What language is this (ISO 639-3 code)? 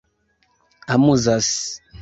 epo